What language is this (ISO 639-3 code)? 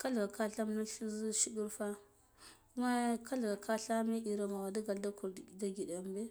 gdf